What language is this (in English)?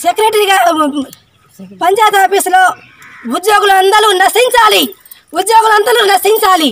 Telugu